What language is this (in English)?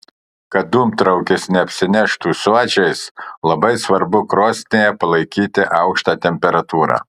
Lithuanian